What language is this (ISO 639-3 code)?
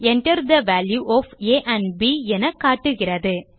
tam